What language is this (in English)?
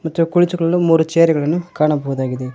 Kannada